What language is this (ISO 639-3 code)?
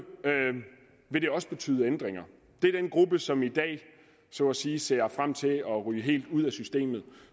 dan